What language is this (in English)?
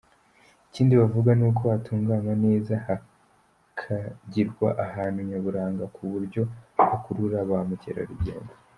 Kinyarwanda